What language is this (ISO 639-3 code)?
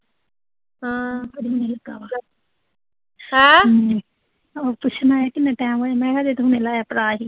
pan